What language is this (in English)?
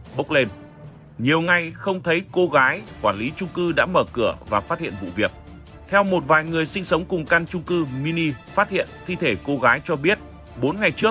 Vietnamese